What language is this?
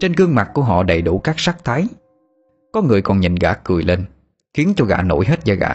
Vietnamese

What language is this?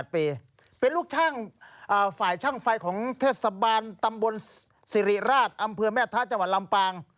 Thai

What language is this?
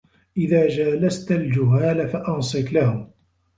Arabic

